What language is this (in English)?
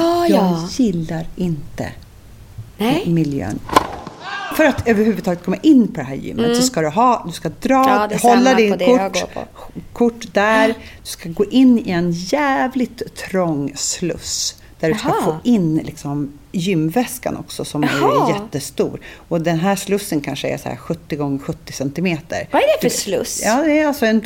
Swedish